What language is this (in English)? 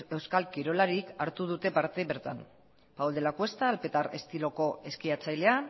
Basque